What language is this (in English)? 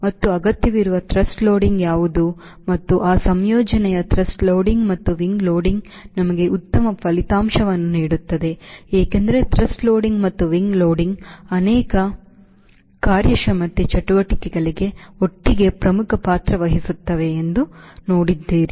Kannada